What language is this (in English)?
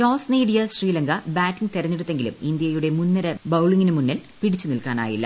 Malayalam